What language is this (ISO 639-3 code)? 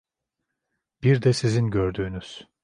tur